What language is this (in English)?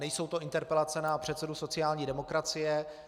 Czech